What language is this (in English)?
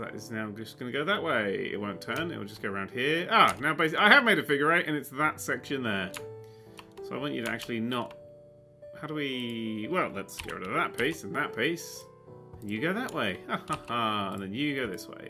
English